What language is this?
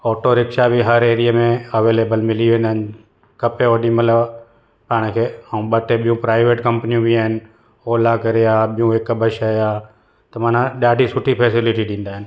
Sindhi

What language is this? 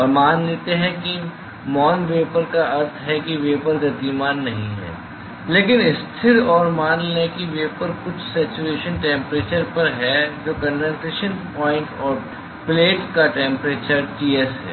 Hindi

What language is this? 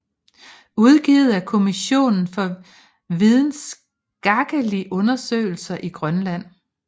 Danish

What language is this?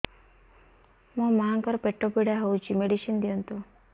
Odia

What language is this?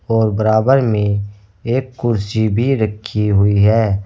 Hindi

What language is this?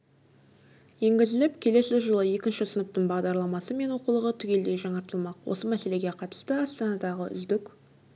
Kazakh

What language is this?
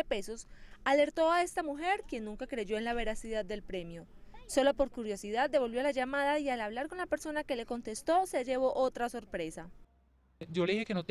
Spanish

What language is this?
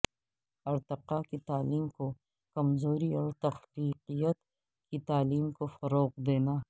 Urdu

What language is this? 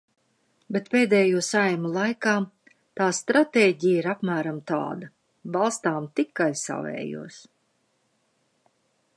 Latvian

